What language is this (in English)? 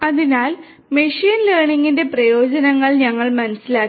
Malayalam